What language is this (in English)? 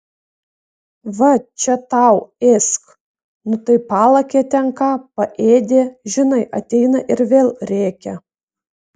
Lithuanian